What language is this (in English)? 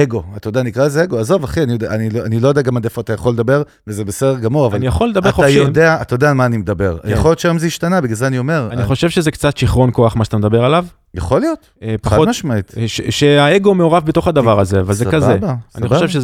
Hebrew